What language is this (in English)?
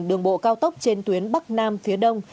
Vietnamese